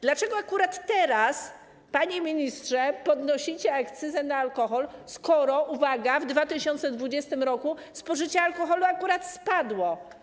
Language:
Polish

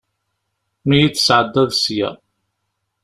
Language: Kabyle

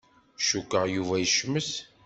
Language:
Kabyle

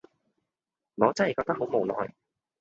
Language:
Cantonese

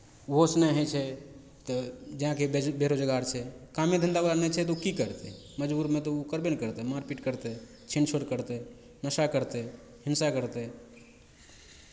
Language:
Maithili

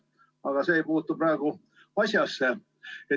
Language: Estonian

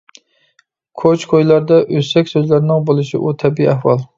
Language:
Uyghur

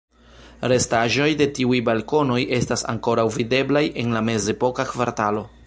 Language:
Esperanto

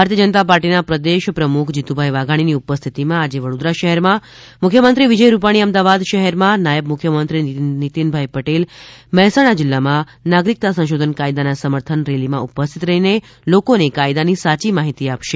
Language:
Gujarati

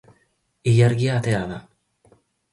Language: Basque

